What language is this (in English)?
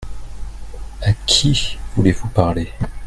French